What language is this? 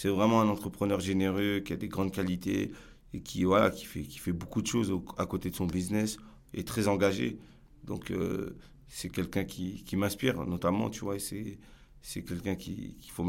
French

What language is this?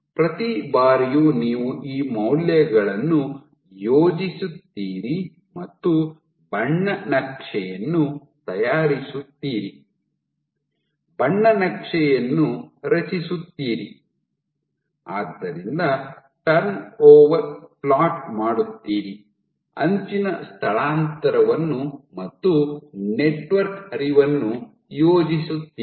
Kannada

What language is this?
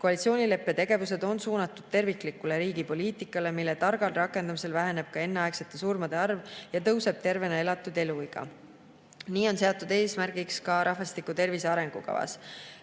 Estonian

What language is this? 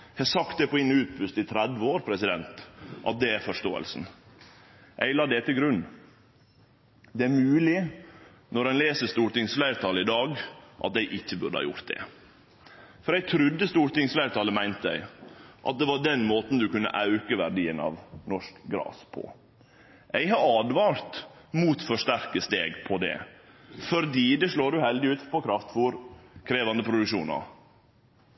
Norwegian Nynorsk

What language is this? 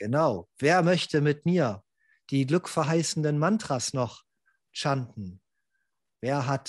German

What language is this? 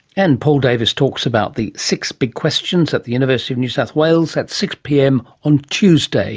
English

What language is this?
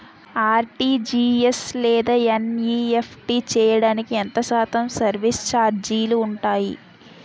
Telugu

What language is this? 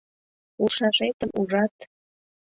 Mari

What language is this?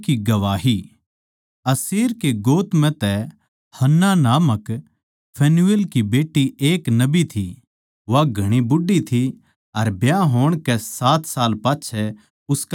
Haryanvi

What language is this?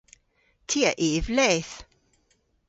Cornish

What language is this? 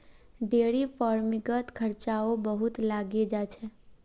Magahi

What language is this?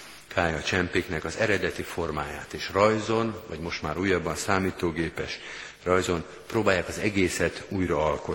Hungarian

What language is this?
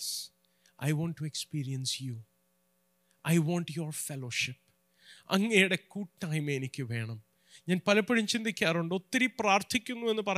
Malayalam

